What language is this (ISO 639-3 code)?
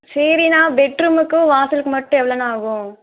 tam